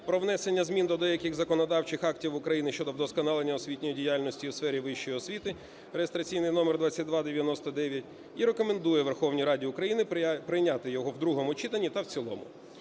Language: Ukrainian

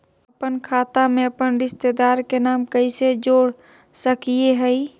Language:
Magahi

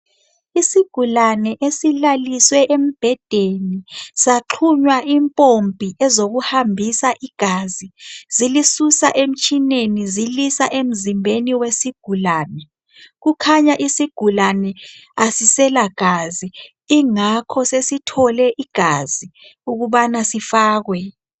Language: North Ndebele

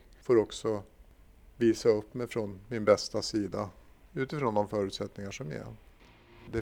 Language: Swedish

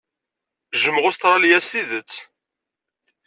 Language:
Kabyle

